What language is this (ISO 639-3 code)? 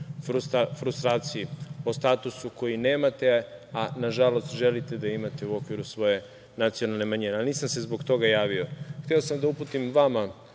srp